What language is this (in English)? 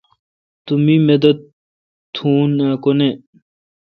Kalkoti